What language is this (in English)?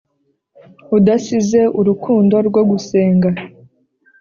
Kinyarwanda